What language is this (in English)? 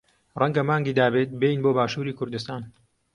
Central Kurdish